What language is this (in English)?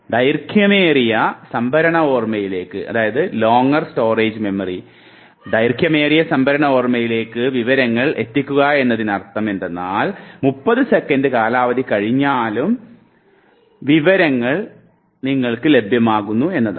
Malayalam